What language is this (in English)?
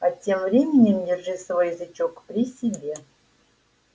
Russian